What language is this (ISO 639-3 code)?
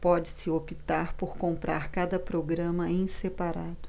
por